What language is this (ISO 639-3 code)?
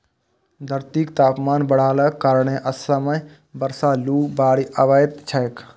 mai